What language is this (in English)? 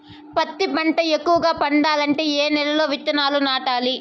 Telugu